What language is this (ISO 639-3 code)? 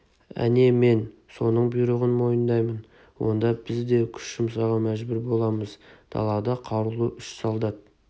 kaz